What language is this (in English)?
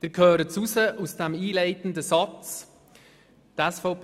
Swiss German